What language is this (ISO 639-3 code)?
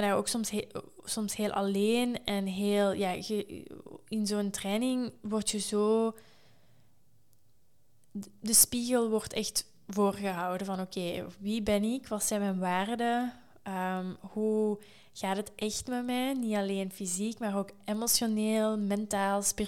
nld